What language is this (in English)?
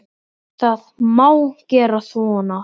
Icelandic